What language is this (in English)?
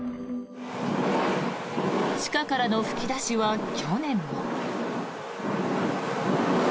Japanese